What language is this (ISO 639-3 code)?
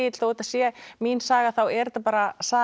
isl